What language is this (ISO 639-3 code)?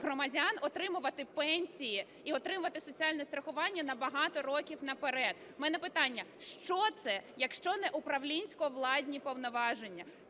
ukr